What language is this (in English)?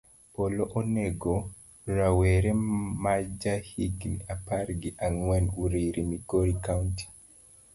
Luo (Kenya and Tanzania)